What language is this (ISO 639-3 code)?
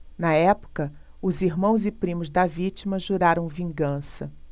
por